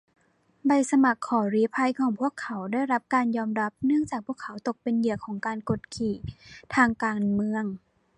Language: Thai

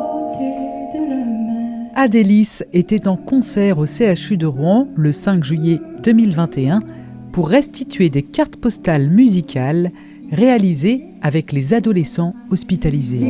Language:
French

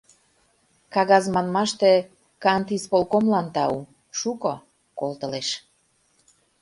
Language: Mari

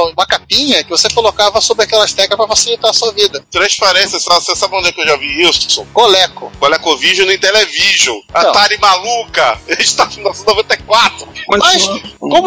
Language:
Portuguese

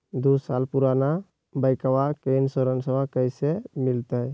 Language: Magahi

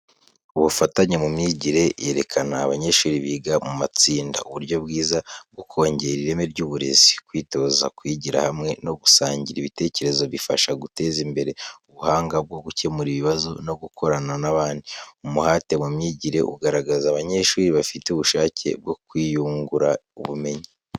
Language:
Kinyarwanda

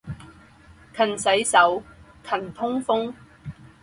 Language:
Chinese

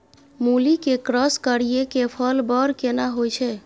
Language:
Maithili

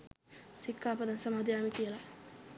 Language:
Sinhala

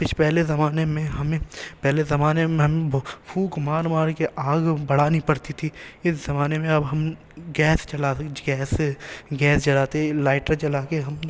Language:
Urdu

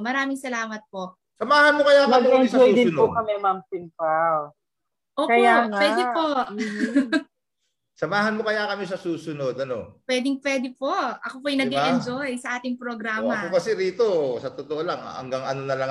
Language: Filipino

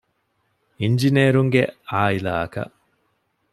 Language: Divehi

